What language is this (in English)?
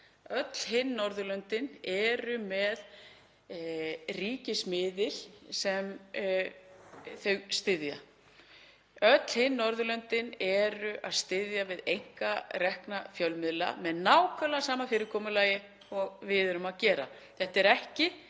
Icelandic